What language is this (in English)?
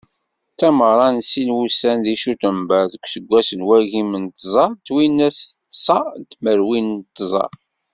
Kabyle